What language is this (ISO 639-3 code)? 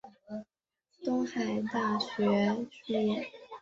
zho